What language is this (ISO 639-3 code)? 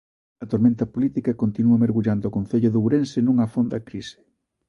glg